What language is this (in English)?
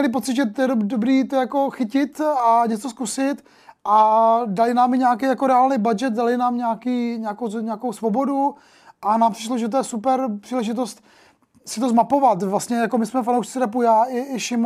Czech